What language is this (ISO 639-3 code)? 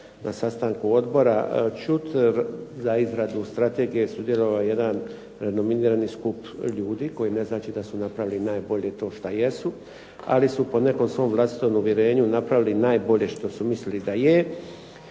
hrv